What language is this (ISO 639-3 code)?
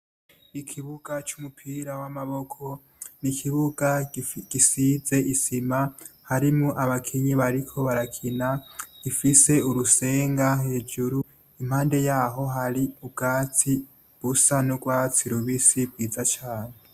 run